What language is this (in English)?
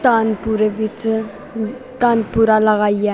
Dogri